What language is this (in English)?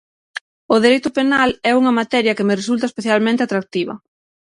Galician